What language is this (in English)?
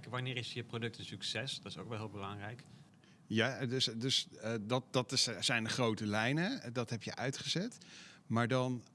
Dutch